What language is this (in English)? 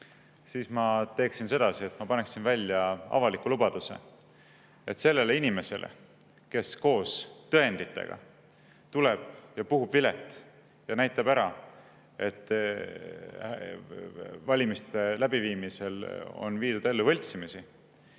Estonian